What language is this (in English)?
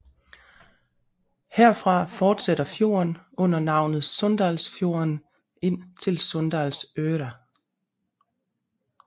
Danish